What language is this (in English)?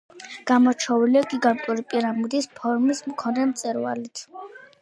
Georgian